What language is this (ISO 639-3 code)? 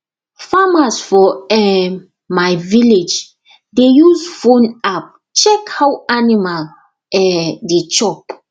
pcm